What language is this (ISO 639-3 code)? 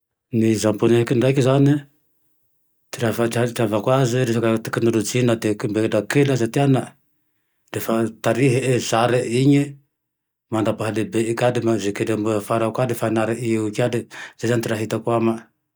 tdx